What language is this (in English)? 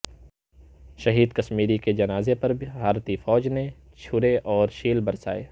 Urdu